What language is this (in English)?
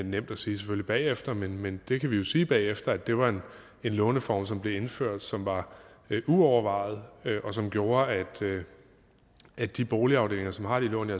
Danish